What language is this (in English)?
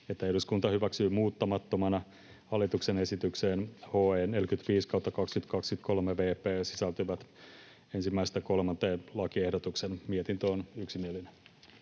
Finnish